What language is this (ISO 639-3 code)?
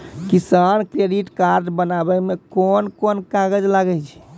mai